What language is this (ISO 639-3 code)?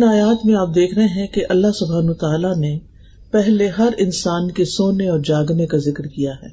urd